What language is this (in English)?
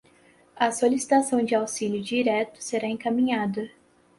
Portuguese